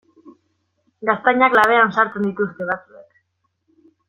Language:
Basque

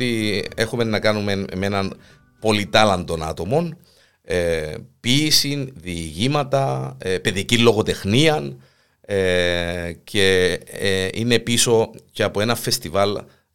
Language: Greek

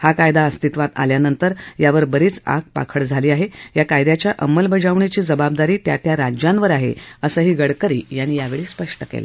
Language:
Marathi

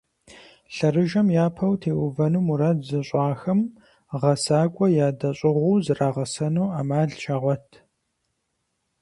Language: Kabardian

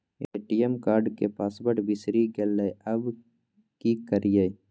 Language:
Maithili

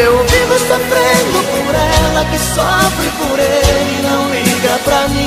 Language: Portuguese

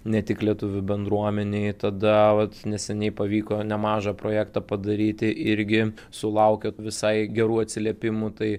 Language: Lithuanian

